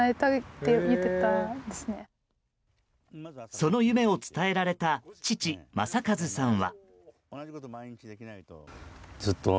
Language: Japanese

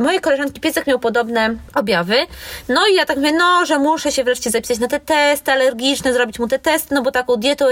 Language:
Polish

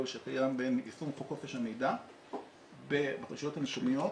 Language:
Hebrew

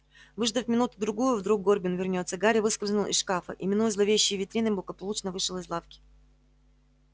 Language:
Russian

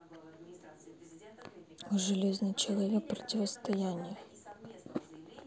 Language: Russian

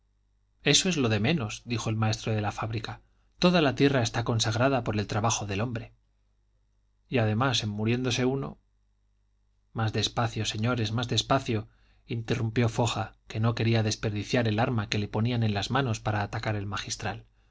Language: Spanish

